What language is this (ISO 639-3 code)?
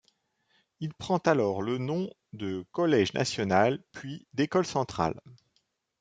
fra